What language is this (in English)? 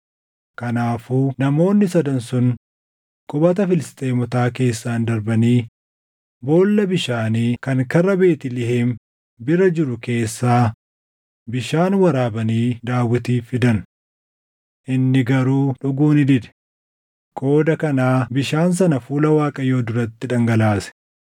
Oromo